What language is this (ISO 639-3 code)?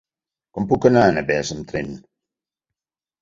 cat